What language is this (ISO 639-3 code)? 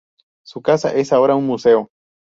spa